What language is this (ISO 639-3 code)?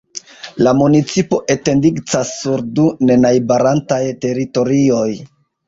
epo